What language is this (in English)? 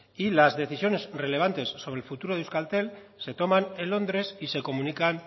Spanish